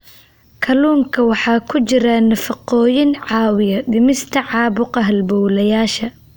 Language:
Somali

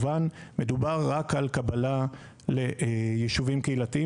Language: Hebrew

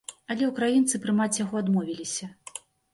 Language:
Belarusian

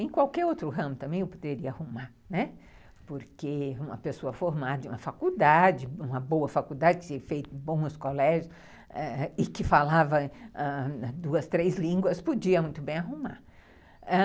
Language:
Portuguese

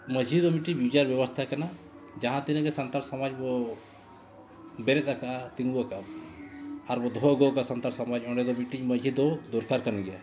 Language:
Santali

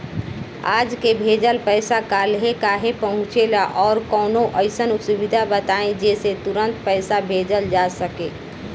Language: Bhojpuri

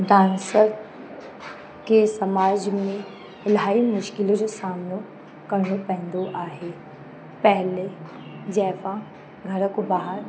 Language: Sindhi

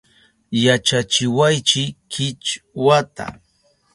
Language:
Southern Pastaza Quechua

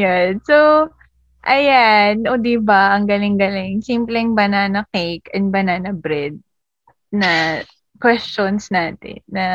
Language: Filipino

